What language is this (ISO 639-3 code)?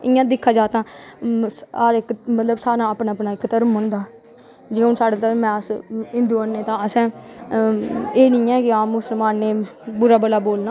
doi